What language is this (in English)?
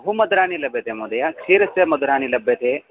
Sanskrit